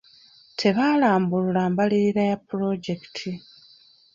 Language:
Ganda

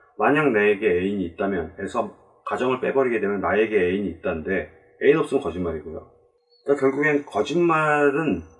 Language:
Korean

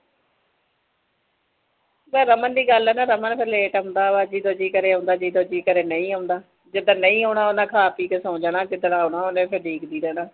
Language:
Punjabi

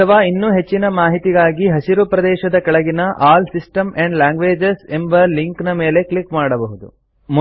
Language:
Kannada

